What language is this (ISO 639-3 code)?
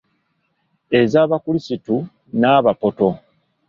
lug